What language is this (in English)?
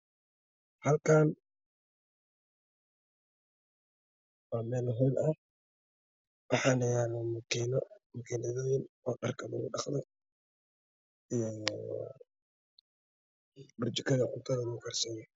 Somali